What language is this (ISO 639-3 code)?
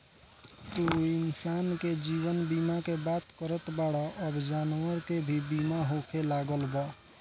bho